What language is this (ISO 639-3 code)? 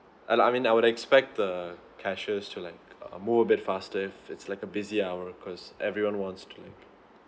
eng